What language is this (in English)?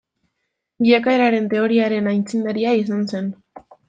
Basque